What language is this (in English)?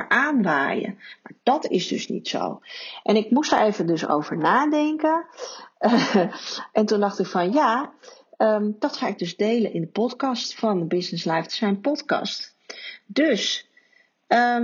Dutch